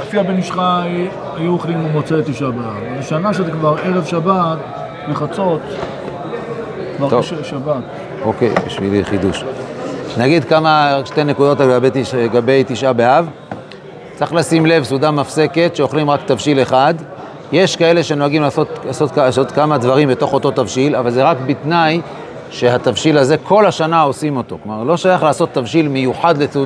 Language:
Hebrew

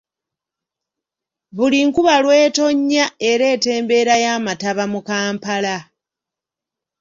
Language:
Ganda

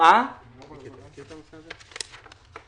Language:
Hebrew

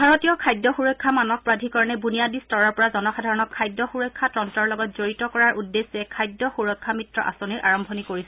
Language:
Assamese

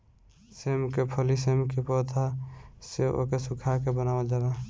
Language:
Bhojpuri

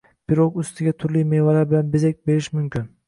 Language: Uzbek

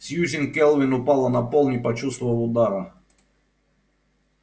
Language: Russian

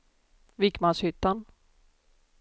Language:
Swedish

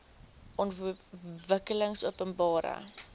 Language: Afrikaans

